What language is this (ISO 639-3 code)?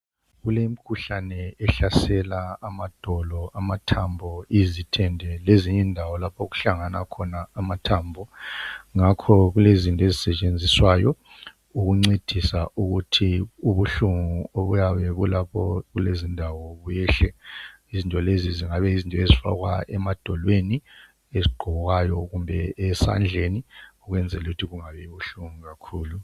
nde